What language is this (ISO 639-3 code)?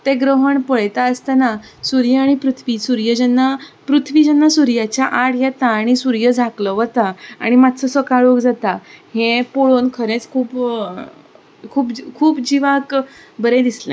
kok